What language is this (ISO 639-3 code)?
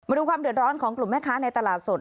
tha